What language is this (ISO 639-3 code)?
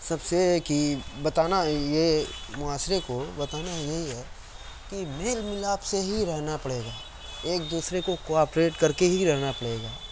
urd